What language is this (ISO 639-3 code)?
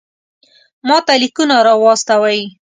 pus